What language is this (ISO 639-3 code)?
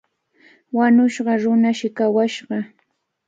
qvl